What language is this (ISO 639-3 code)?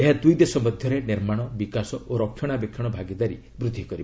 ori